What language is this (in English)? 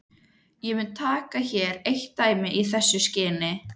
Icelandic